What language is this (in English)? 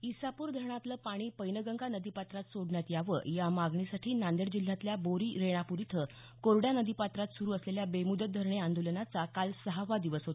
Marathi